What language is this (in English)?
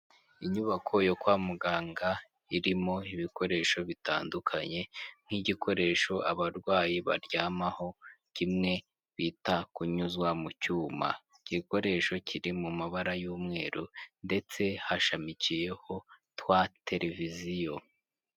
Kinyarwanda